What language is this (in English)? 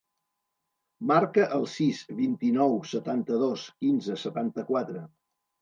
Catalan